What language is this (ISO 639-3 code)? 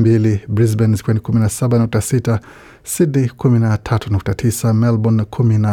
swa